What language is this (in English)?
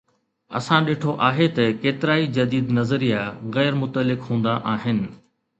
Sindhi